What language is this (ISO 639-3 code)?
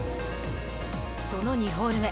jpn